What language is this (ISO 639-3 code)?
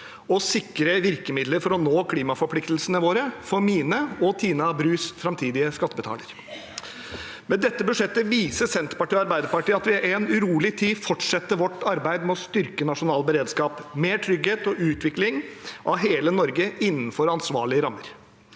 nor